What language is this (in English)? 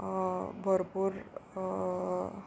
Konkani